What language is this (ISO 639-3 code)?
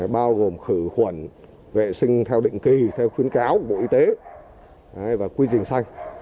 vie